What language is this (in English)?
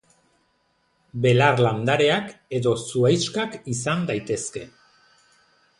Basque